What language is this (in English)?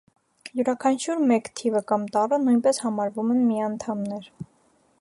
Armenian